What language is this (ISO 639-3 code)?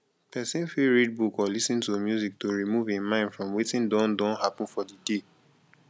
pcm